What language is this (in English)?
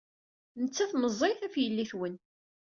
Kabyle